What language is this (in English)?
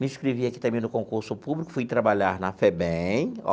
Portuguese